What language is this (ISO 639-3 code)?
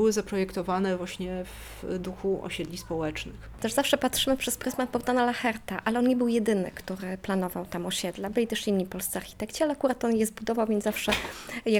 pol